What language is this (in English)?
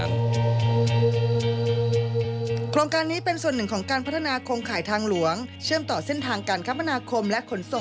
Thai